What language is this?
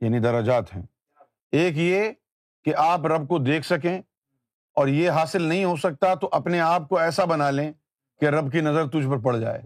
Urdu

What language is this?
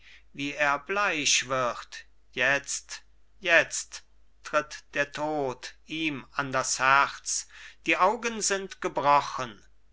German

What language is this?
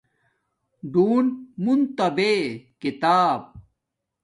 Domaaki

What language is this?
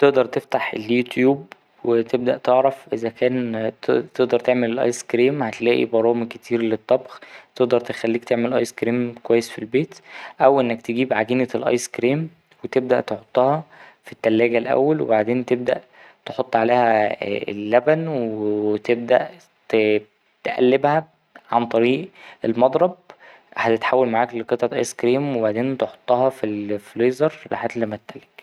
Egyptian Arabic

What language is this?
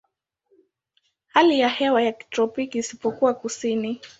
Swahili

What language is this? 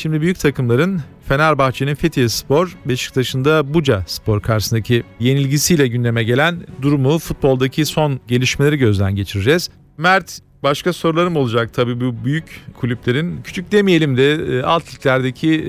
Turkish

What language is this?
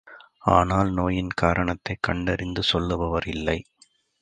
Tamil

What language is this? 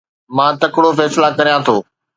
Sindhi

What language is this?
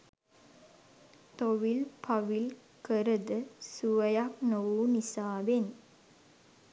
Sinhala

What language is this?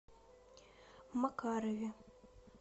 Russian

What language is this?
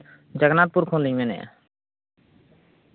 Santali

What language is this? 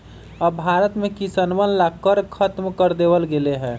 Magahi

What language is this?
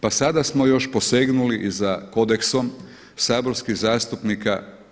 Croatian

